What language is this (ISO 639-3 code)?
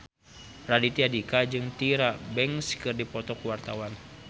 sun